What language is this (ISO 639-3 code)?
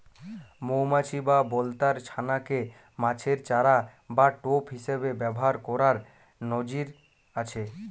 ben